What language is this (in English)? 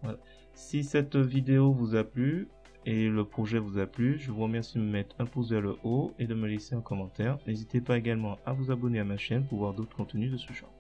French